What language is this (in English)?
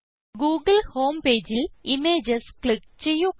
Malayalam